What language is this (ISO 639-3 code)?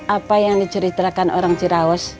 ind